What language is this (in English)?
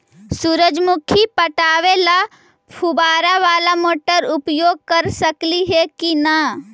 Magahi